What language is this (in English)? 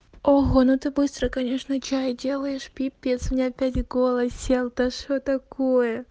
Russian